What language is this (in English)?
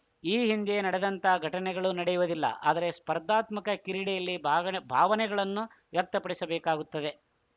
Kannada